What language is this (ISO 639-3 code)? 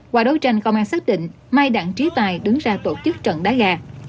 vie